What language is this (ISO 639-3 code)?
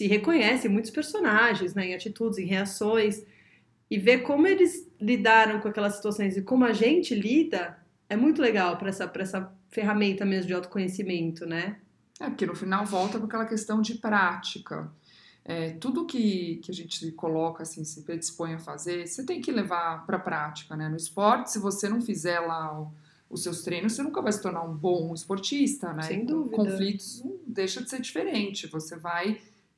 por